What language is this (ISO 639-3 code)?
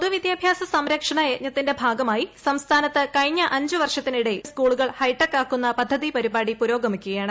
mal